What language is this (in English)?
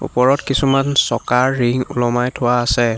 Assamese